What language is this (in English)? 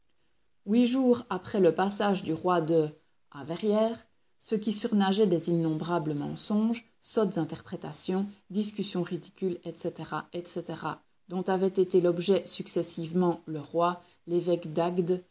French